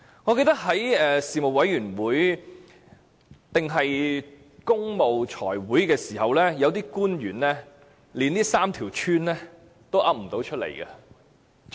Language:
Cantonese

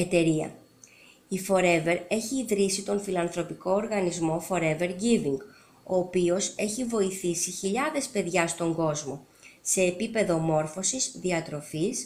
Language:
Greek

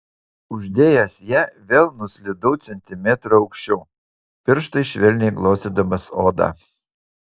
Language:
Lithuanian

